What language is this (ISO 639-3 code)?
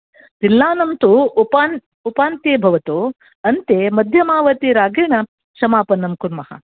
san